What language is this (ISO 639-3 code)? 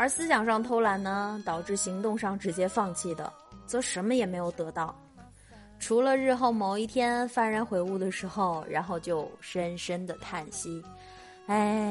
zho